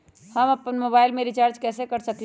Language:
Magahi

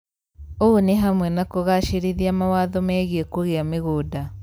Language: Kikuyu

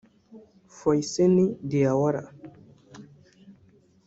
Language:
Kinyarwanda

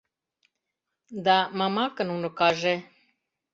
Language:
Mari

